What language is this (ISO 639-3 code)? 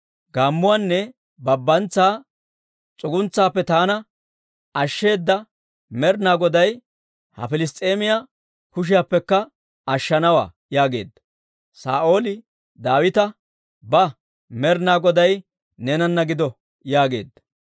dwr